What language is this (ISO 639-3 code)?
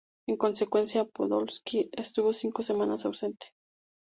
spa